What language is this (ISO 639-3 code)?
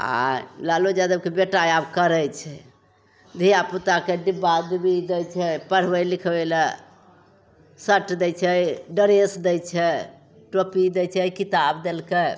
mai